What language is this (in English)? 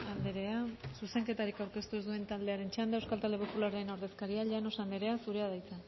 Basque